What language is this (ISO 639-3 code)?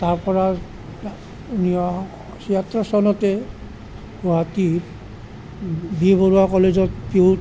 asm